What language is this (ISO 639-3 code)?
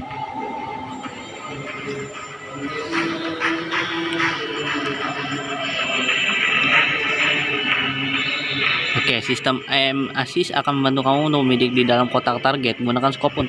ind